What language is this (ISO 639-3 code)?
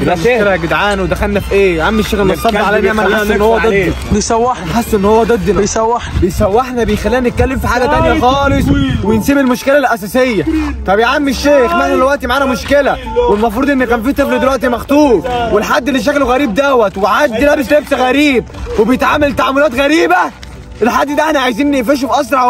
ara